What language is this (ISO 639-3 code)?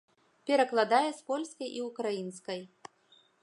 bel